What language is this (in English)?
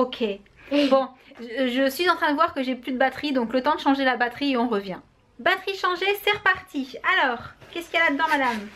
French